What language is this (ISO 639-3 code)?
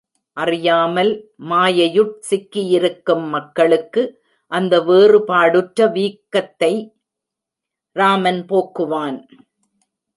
tam